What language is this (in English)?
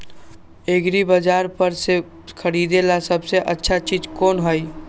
Magahi